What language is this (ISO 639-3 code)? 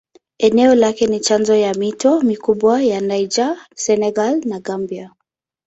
swa